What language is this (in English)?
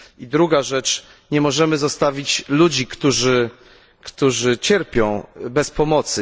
Polish